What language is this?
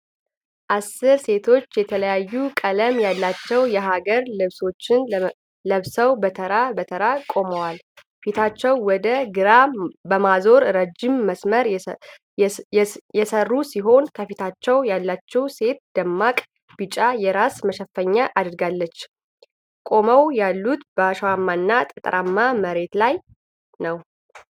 Amharic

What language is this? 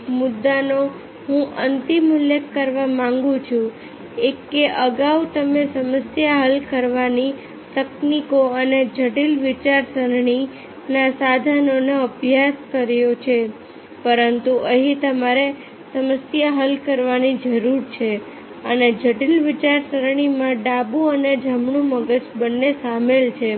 Gujarati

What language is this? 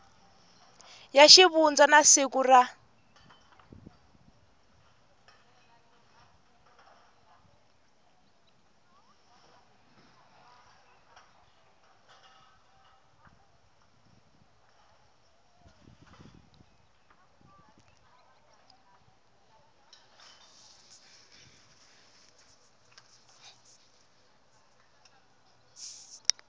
Tsonga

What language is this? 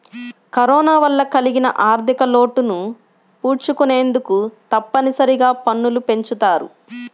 Telugu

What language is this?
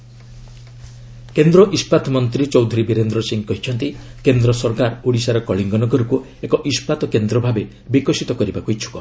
Odia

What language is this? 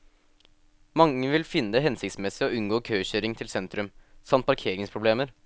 Norwegian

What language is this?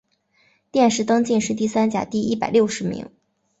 Chinese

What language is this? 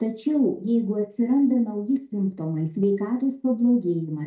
Lithuanian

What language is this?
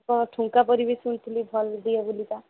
Odia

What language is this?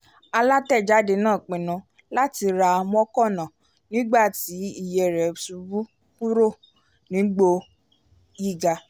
Yoruba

